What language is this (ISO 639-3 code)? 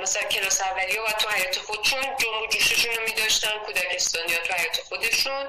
fas